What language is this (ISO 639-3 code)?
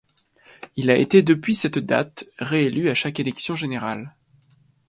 fra